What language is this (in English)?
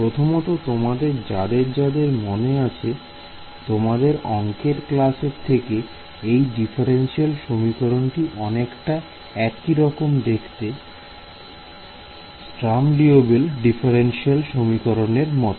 Bangla